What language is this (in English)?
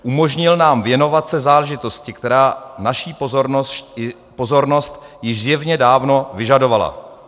Czech